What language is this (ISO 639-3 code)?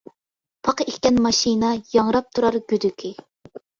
uig